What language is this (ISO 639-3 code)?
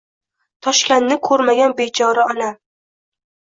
uzb